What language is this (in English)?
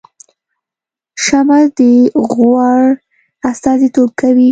Pashto